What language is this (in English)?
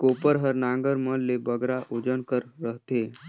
Chhattisgarhi